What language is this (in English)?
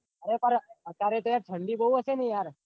Gujarati